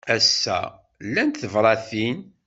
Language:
Kabyle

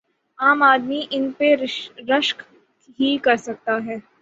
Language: Urdu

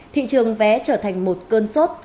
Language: Vietnamese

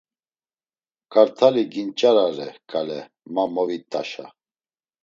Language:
Laz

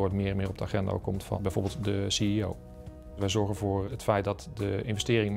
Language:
Dutch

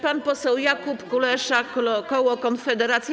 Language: Polish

